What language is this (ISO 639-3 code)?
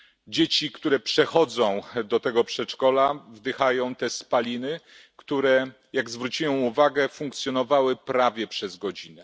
pol